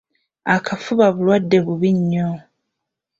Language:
Ganda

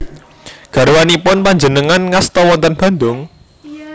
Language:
Javanese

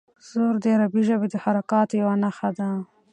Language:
Pashto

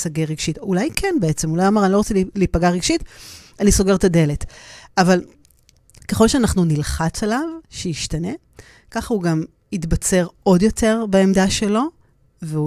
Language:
Hebrew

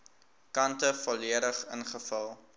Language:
Afrikaans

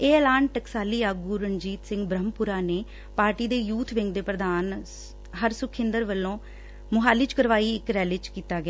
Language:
Punjabi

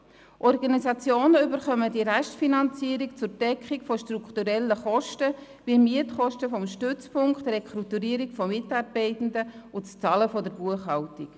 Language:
Swiss German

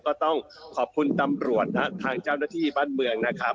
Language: Thai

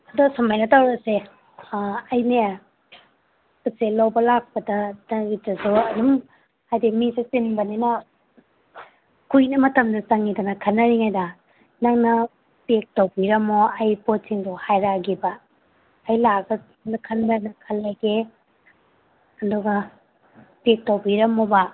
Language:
Manipuri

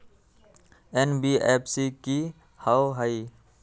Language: Magahi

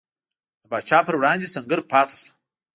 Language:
Pashto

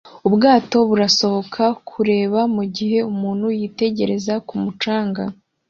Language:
Kinyarwanda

